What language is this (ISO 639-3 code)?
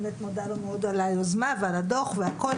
heb